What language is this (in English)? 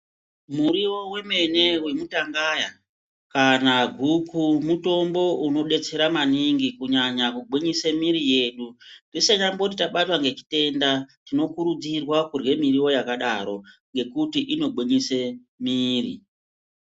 Ndau